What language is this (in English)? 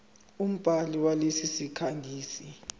Zulu